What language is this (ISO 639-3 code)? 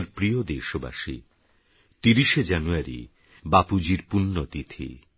ben